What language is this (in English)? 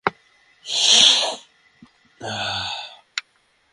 Bangla